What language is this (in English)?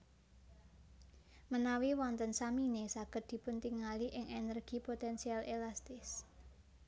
Javanese